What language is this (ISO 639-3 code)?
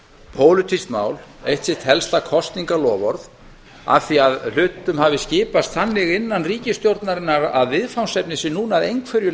isl